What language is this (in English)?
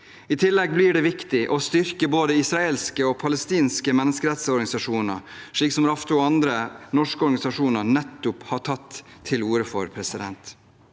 Norwegian